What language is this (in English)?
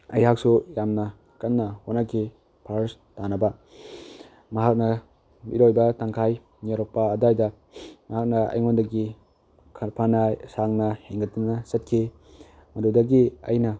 Manipuri